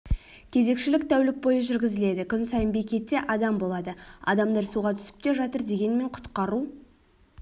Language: Kazakh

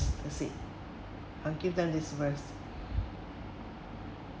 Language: English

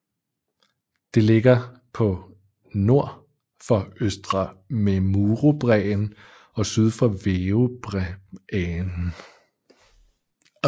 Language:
Danish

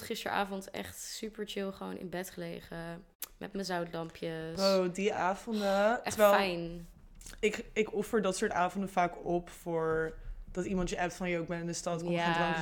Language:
Dutch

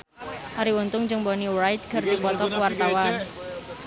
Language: Sundanese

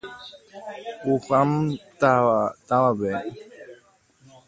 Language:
Guarani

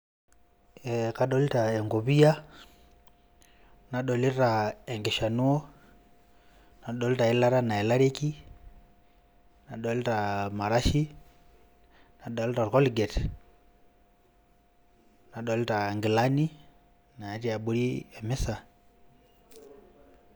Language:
Masai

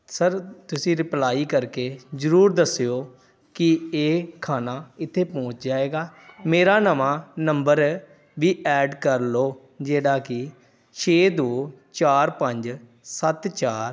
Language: Punjabi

